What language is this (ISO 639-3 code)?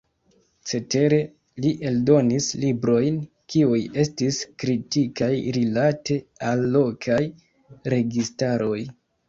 epo